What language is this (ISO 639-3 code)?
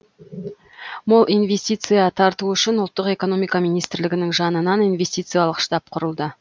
kaz